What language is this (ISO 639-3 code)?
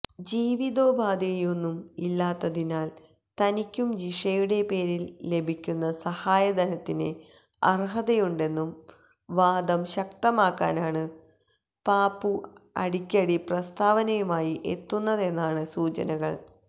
mal